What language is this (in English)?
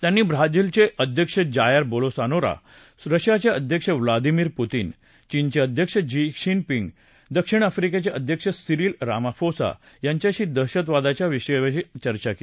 Marathi